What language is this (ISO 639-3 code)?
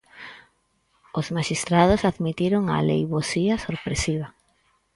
glg